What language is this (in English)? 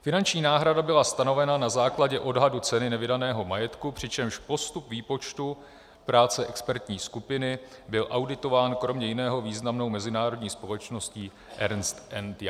Czech